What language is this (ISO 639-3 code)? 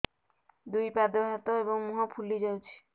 ori